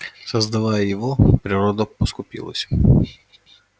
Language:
Russian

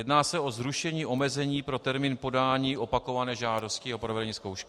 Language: Czech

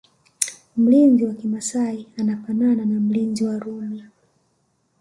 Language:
Swahili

